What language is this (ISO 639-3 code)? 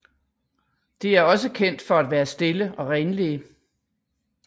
dan